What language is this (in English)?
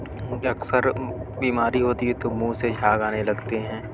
Urdu